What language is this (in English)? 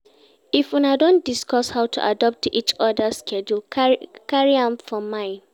Nigerian Pidgin